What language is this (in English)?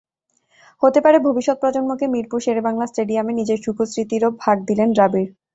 Bangla